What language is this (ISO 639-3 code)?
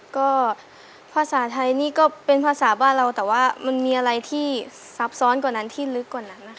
tha